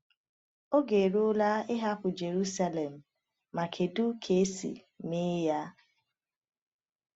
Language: Igbo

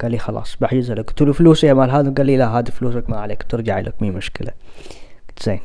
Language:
Arabic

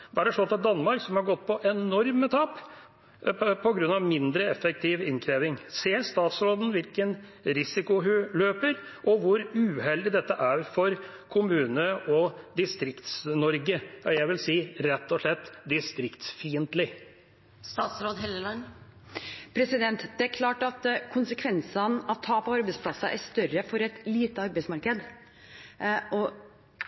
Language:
Norwegian Bokmål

